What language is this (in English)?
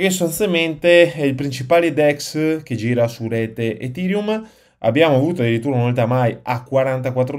Italian